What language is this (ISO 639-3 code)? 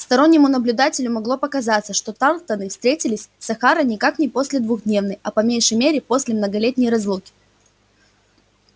rus